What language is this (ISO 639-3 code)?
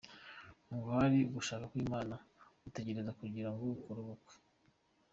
kin